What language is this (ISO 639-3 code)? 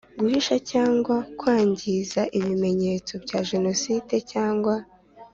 kin